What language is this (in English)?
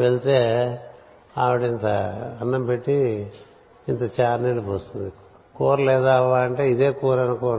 Telugu